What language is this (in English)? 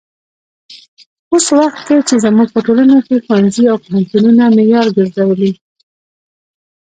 Pashto